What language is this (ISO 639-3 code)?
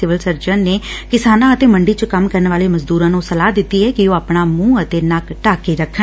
pan